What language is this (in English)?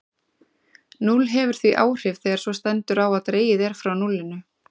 Icelandic